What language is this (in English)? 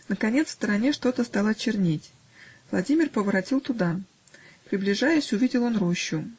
Russian